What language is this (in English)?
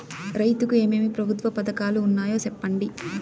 Telugu